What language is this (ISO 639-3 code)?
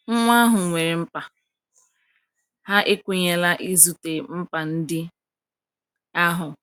ibo